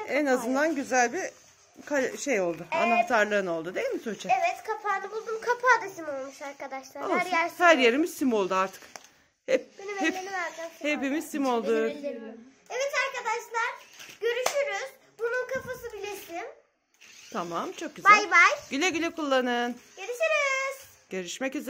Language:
Turkish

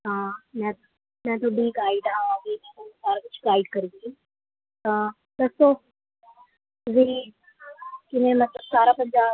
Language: Punjabi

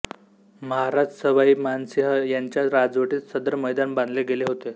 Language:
Marathi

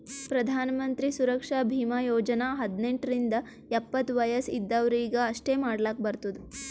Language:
Kannada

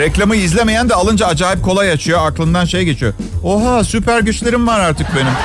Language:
Turkish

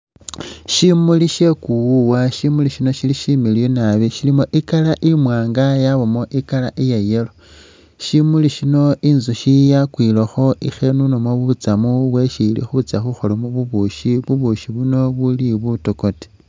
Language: Masaaba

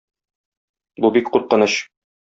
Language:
Tatar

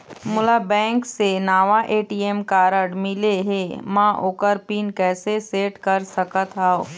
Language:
Chhattisgarhi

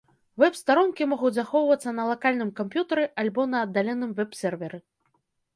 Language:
Belarusian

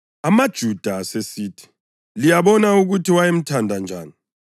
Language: North Ndebele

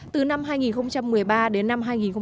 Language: Vietnamese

